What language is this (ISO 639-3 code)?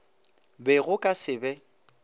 nso